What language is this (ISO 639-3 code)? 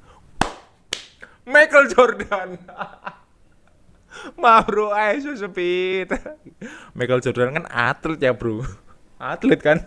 ind